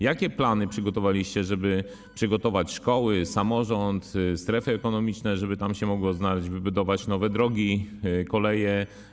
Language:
Polish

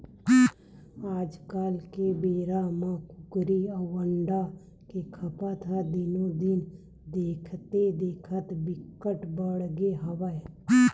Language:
Chhattisgarhi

